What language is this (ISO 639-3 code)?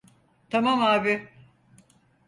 tur